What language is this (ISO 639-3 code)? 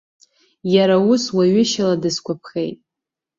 abk